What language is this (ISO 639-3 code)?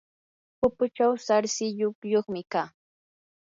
qur